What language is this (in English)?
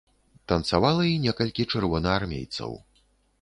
Belarusian